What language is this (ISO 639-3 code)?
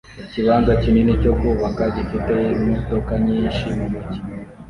kin